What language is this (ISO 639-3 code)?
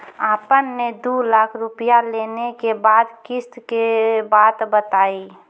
mai